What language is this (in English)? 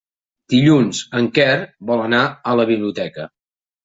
Catalan